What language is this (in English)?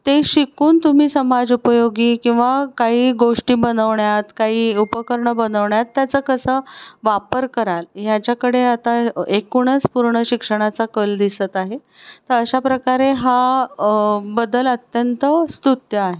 Marathi